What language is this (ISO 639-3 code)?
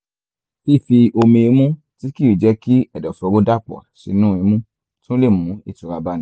yor